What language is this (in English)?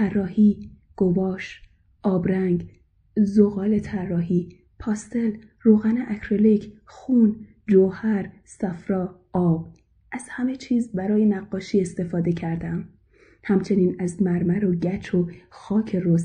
Persian